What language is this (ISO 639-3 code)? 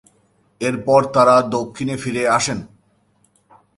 ben